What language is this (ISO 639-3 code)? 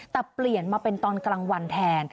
tha